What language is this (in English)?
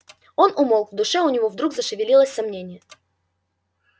Russian